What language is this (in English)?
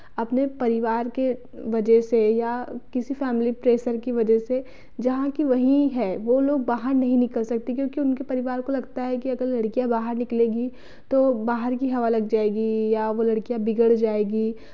Hindi